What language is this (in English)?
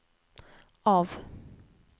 Norwegian